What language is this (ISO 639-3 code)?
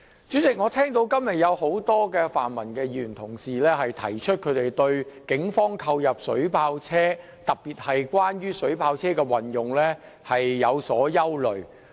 yue